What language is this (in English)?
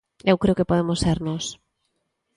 Galician